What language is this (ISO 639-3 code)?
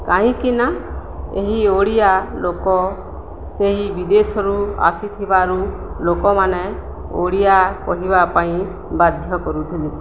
ori